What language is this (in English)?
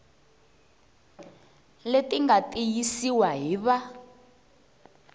Tsonga